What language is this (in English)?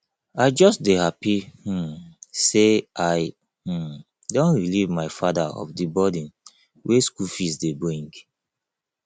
Nigerian Pidgin